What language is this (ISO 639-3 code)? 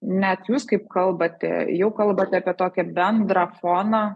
lit